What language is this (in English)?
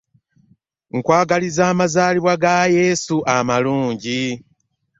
Ganda